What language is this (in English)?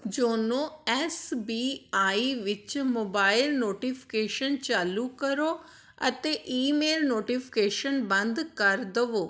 Punjabi